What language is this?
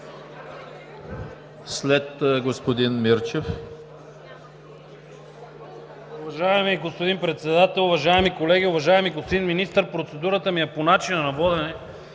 Bulgarian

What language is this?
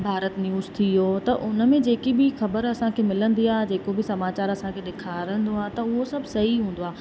Sindhi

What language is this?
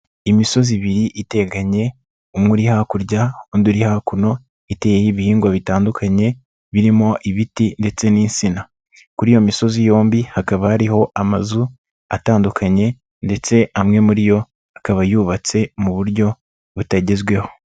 Kinyarwanda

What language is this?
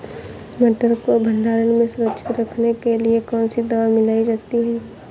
Hindi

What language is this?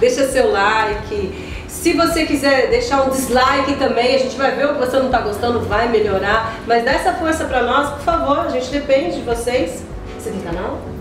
Portuguese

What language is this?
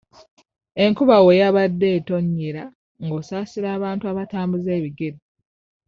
Ganda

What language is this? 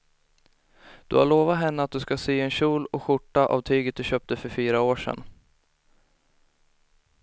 Swedish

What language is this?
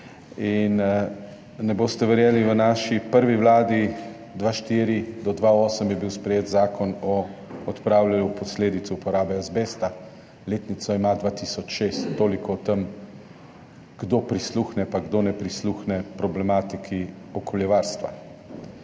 Slovenian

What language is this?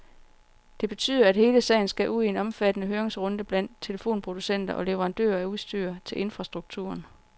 Danish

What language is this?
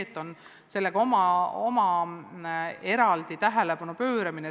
Estonian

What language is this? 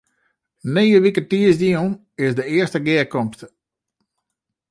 Western Frisian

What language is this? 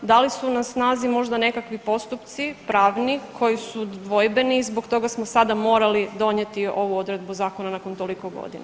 Croatian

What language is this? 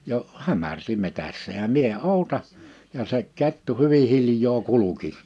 Finnish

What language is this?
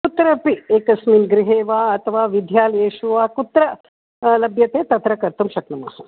Sanskrit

